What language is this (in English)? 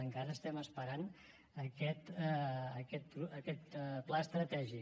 Catalan